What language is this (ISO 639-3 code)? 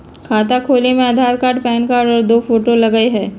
mag